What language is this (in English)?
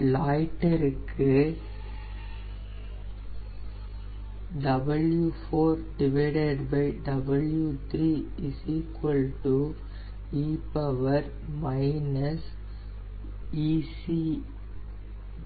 Tamil